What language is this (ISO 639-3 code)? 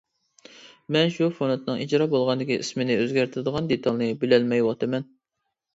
uig